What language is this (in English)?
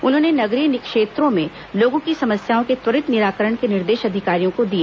Hindi